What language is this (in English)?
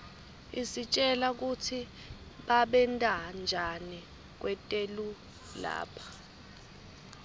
Swati